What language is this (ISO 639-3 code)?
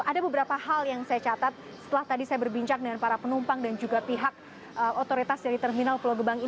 ind